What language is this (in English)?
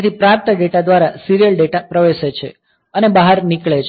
Gujarati